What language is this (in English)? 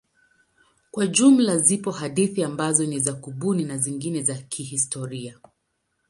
Swahili